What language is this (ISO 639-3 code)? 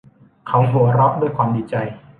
tha